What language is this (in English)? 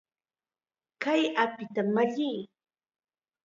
Chiquián Ancash Quechua